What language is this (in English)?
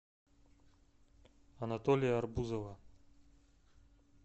Russian